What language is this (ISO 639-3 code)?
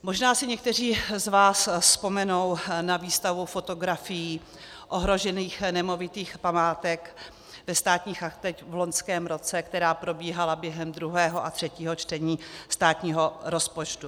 ces